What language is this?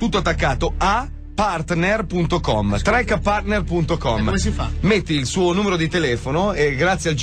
Italian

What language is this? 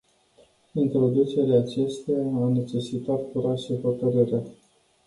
Romanian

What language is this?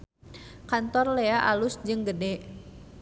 Sundanese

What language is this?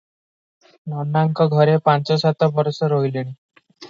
Odia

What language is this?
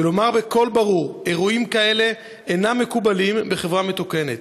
Hebrew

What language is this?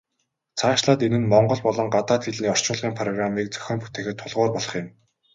Mongolian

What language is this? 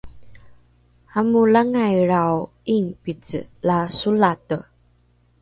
Rukai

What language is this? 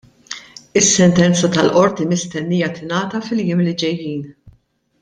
Maltese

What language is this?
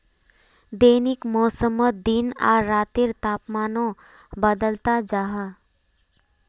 Magahi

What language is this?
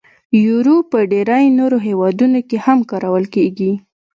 Pashto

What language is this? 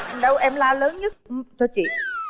Vietnamese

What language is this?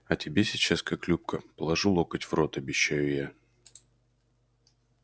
Russian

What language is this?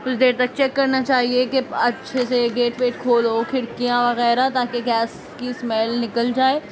Urdu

